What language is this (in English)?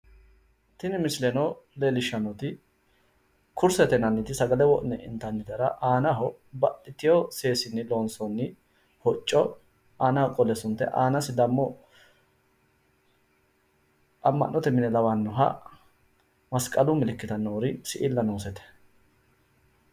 Sidamo